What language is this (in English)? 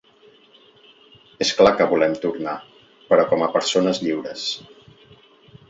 Catalan